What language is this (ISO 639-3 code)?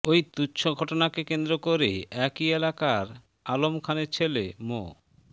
ben